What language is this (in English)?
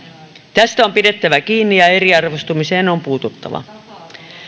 Finnish